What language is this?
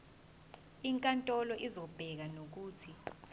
Zulu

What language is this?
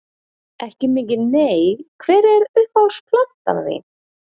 Icelandic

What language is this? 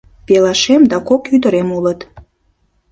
Mari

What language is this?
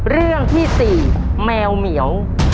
Thai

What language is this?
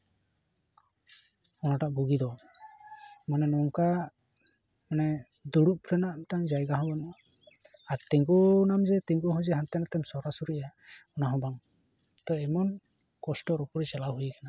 Santali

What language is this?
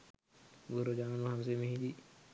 Sinhala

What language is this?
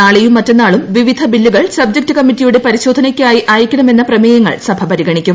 Malayalam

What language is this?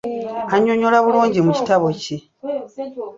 Ganda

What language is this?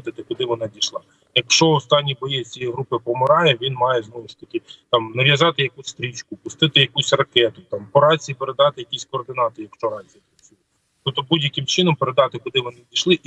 Ukrainian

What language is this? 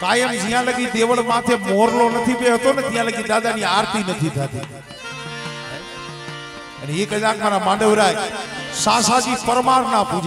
Arabic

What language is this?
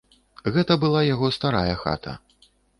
Belarusian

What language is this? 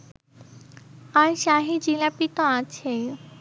Bangla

